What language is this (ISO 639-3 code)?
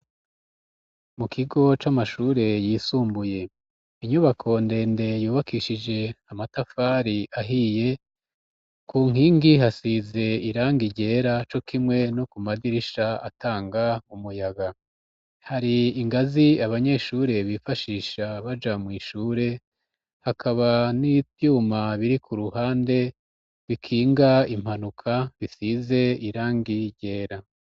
run